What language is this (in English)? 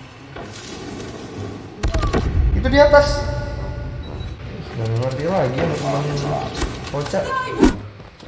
Indonesian